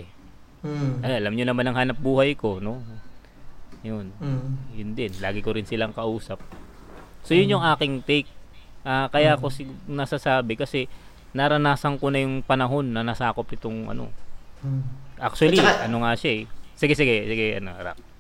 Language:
Filipino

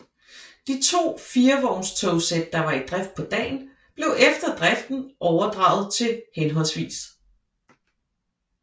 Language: Danish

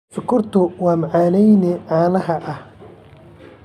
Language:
Somali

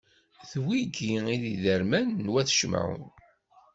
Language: Kabyle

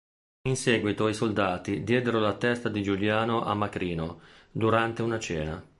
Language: Italian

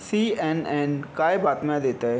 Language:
Marathi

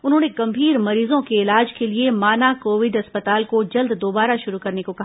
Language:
Hindi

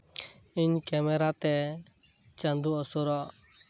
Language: Santali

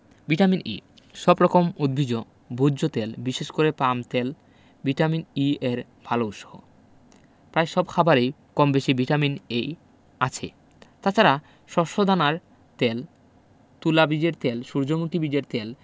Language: Bangla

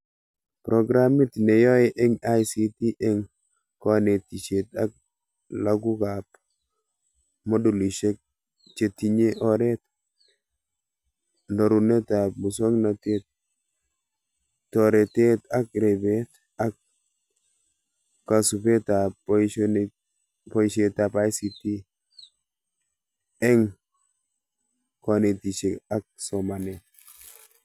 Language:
Kalenjin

